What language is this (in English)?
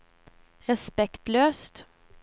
Norwegian